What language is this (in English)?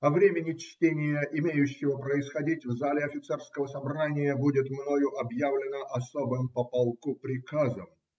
Russian